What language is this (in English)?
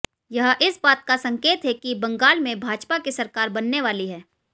Hindi